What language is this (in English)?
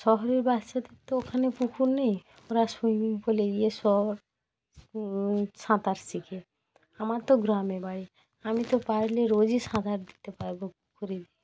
Bangla